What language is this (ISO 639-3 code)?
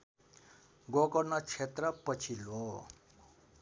nep